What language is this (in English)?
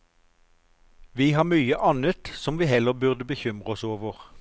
Norwegian